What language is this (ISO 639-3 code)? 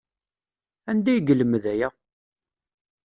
kab